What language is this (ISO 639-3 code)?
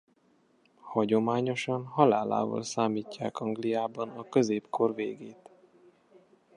hun